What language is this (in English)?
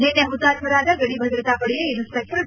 Kannada